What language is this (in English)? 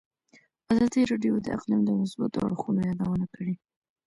Pashto